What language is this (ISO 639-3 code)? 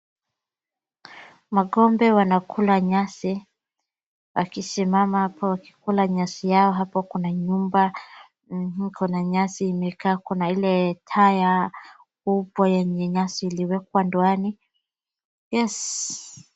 swa